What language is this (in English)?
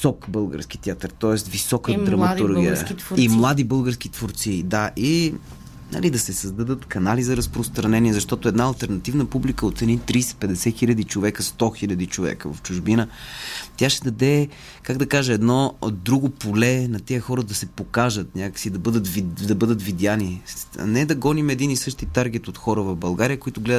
Bulgarian